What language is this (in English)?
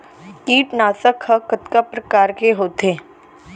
Chhattisgarhi